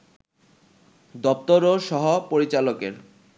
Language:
Bangla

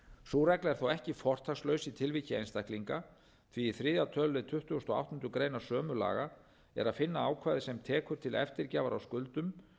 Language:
Icelandic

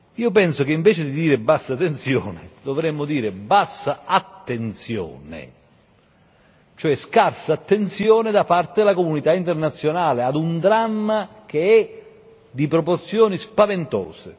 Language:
Italian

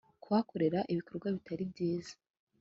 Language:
Kinyarwanda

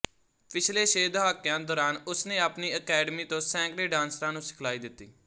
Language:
Punjabi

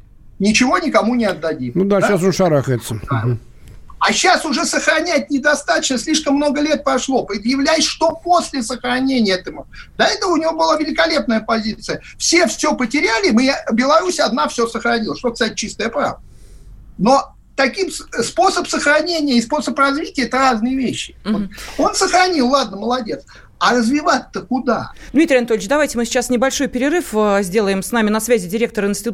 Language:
Russian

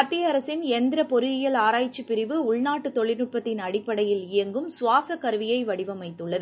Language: Tamil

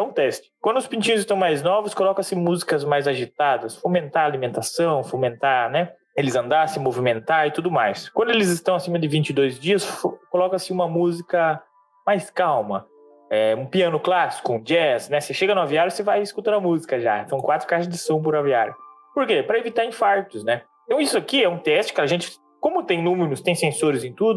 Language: Portuguese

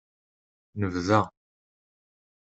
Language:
Kabyle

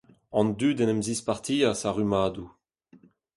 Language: Breton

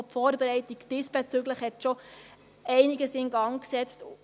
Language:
Swiss German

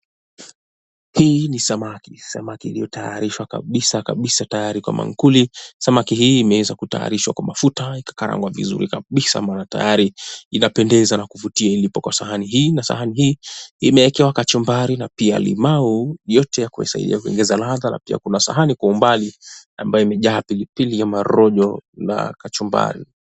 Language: Swahili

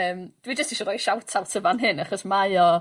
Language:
Welsh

